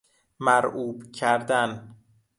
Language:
Persian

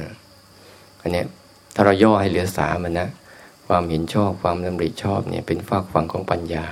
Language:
Thai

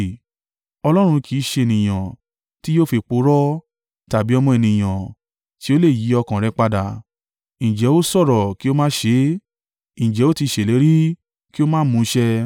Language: Yoruba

